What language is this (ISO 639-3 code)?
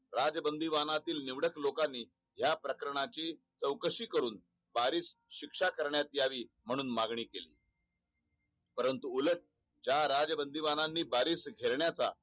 mar